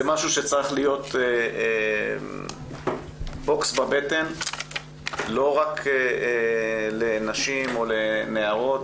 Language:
Hebrew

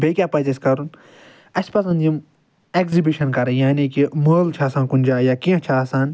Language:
Kashmiri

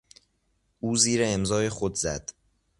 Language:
Persian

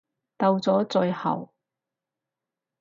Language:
Cantonese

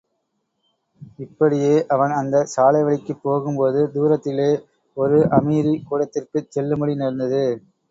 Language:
Tamil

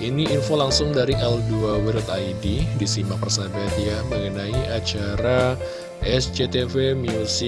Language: Indonesian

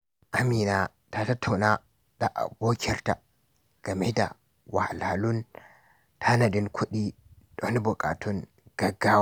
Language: Hausa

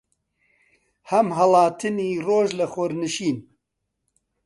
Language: Central Kurdish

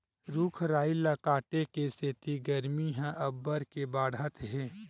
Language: Chhattisgarhi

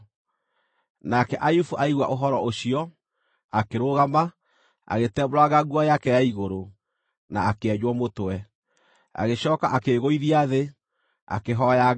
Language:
Kikuyu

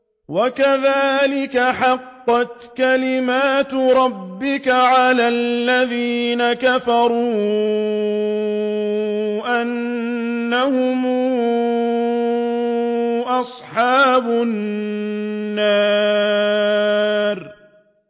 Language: Arabic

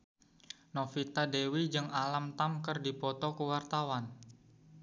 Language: Sundanese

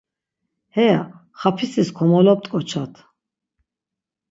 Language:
Laz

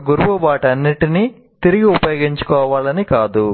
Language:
Telugu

